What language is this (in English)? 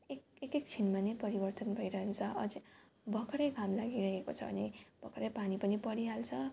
Nepali